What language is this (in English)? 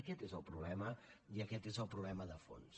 Catalan